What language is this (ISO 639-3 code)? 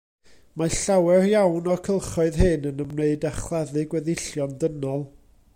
cym